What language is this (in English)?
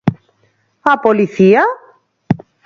Galician